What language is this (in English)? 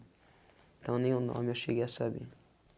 Portuguese